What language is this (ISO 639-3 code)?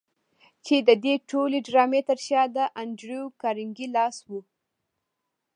pus